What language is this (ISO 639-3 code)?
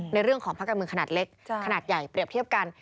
tha